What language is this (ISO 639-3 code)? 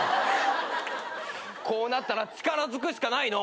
jpn